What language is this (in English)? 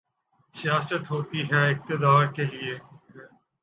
Urdu